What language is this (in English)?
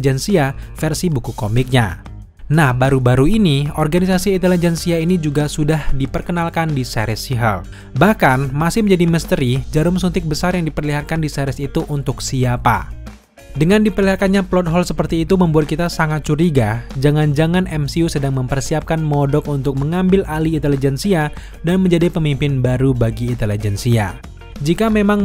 Indonesian